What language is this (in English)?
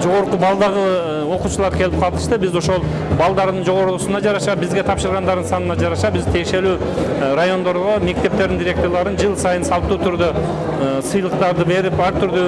Turkish